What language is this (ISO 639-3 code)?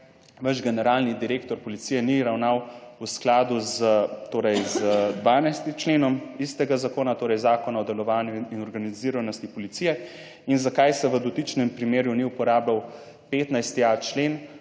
slv